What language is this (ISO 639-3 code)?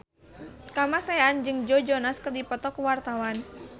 sun